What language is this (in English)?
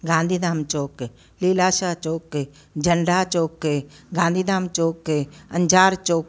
Sindhi